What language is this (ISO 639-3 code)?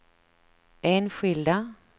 swe